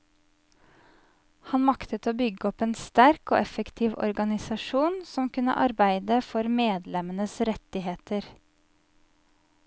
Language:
Norwegian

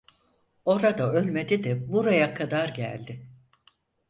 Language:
Turkish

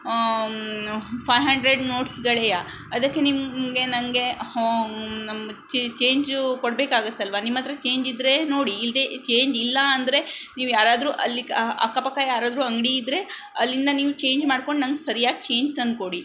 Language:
Kannada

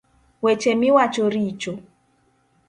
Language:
Luo (Kenya and Tanzania)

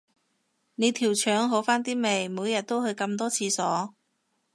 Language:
Cantonese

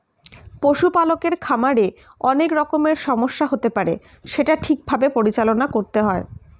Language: Bangla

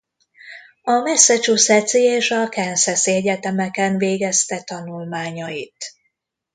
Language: Hungarian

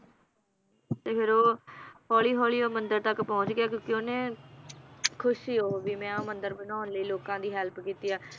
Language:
Punjabi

